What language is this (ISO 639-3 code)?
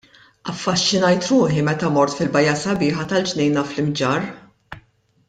mlt